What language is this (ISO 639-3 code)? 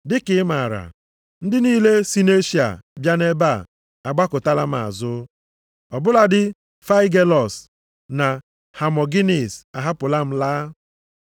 ibo